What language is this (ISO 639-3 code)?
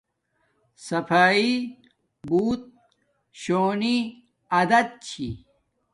dmk